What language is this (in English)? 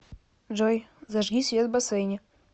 Russian